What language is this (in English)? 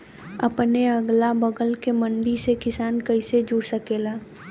Bhojpuri